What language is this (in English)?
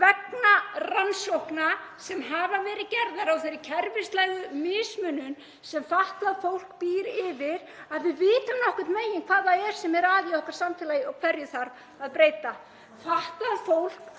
Icelandic